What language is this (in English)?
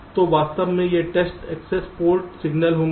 Hindi